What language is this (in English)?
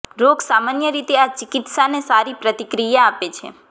Gujarati